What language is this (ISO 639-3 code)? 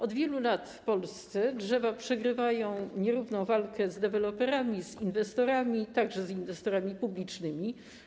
pol